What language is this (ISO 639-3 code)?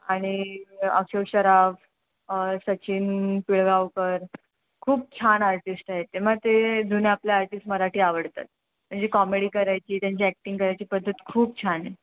mar